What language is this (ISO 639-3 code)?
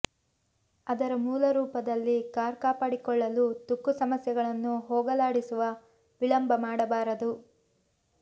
kan